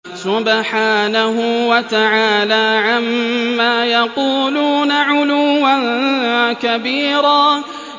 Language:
Arabic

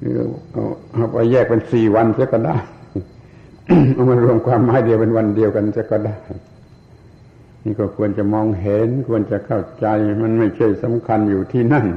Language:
Thai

